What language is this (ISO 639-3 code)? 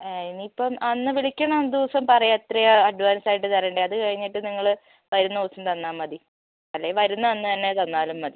mal